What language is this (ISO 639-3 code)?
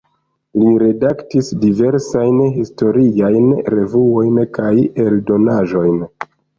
epo